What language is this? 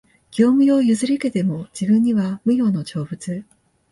Japanese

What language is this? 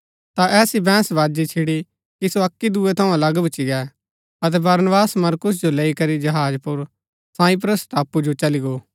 Gaddi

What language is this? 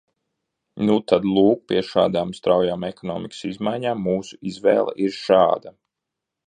Latvian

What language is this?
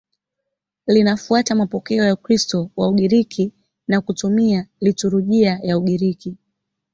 Swahili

